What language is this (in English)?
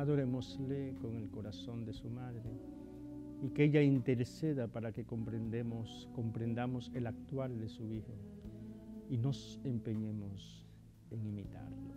Spanish